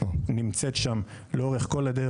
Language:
Hebrew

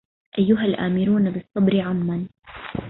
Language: Arabic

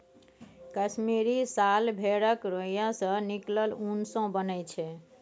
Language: Maithili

